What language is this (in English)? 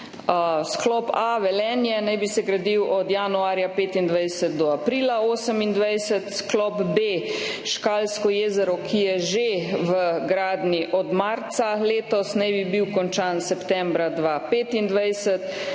Slovenian